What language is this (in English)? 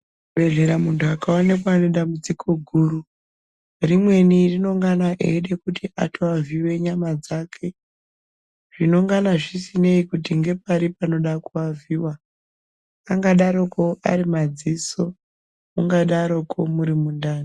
Ndau